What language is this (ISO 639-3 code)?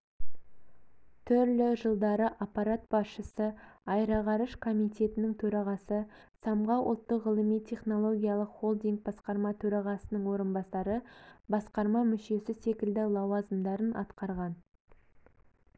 kaz